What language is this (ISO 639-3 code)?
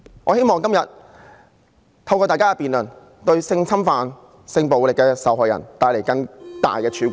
yue